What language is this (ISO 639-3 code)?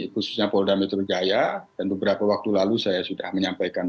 ind